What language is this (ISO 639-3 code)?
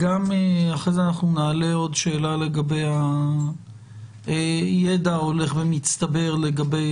heb